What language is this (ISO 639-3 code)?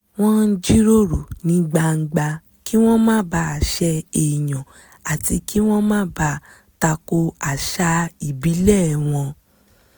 yor